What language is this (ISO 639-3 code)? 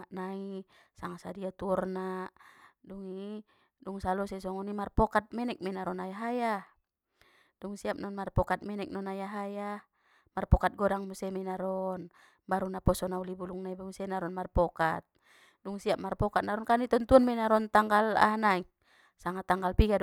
btm